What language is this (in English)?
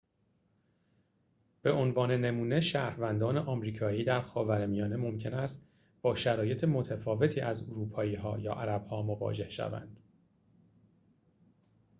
Persian